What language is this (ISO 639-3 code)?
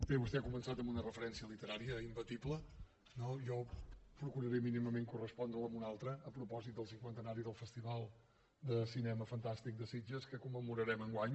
cat